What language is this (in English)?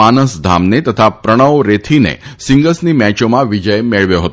Gujarati